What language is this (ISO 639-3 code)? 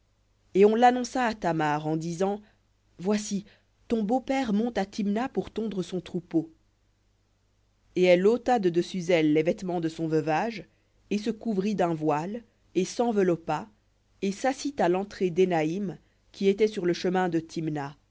fra